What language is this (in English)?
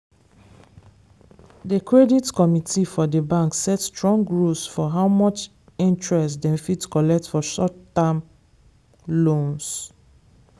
Nigerian Pidgin